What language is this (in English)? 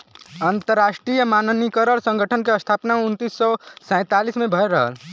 Bhojpuri